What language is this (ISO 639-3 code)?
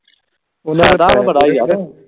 pan